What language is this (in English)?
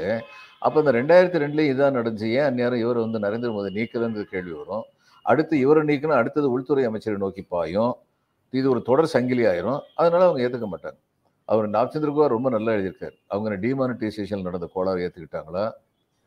Tamil